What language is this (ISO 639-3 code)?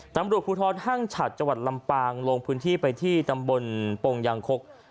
tha